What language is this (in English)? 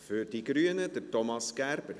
Swiss German